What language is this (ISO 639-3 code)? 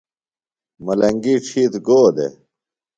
phl